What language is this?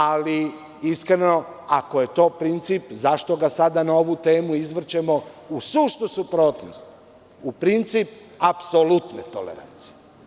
Serbian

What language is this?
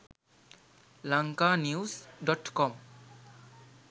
Sinhala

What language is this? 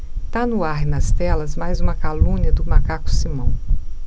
Portuguese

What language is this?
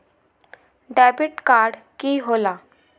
Magahi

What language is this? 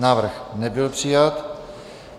Czech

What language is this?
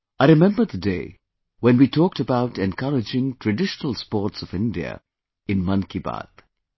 English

